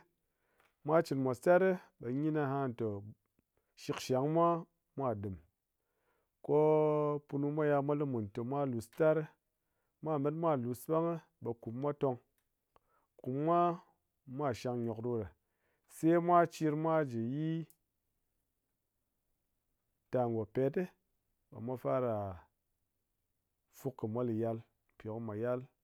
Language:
Ngas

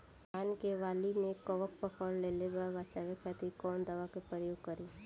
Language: Bhojpuri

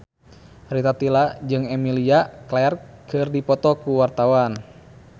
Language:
Sundanese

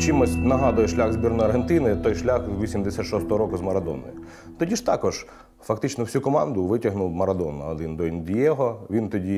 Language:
Ukrainian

